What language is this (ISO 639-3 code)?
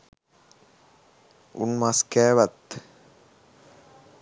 sin